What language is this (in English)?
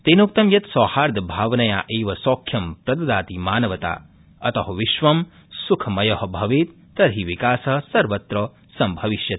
Sanskrit